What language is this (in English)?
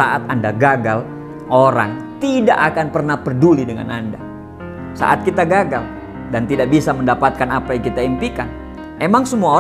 Indonesian